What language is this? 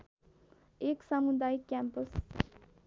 Nepali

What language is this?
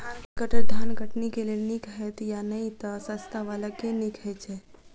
Maithili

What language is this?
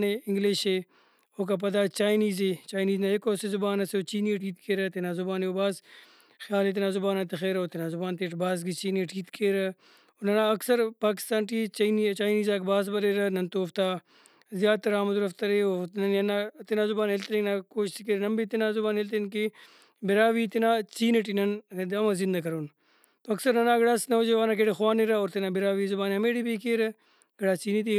Brahui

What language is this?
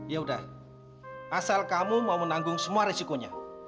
Indonesian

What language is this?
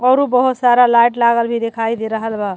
Bhojpuri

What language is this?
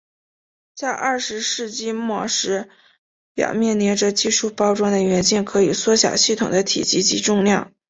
Chinese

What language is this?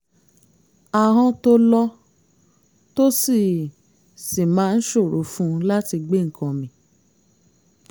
Yoruba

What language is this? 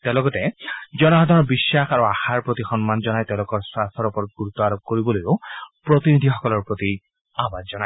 Assamese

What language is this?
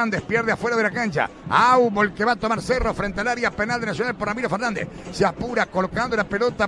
Spanish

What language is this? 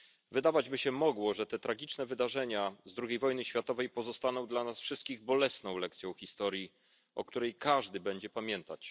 Polish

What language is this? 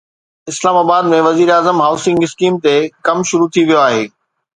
Sindhi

